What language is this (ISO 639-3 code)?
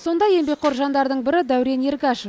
kaz